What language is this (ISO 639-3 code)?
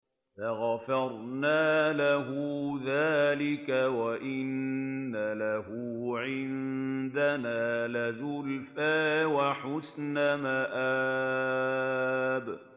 ara